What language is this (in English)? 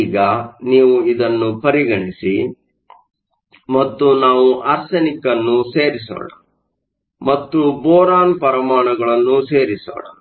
Kannada